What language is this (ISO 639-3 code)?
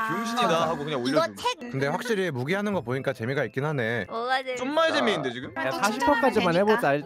kor